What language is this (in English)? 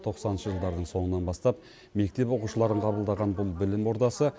Kazakh